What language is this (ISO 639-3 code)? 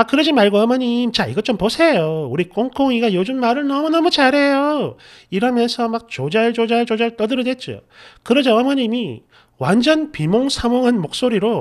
kor